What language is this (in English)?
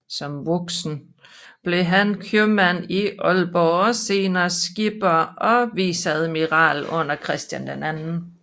Danish